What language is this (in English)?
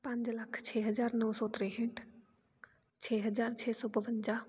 Punjabi